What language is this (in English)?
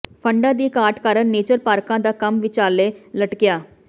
Punjabi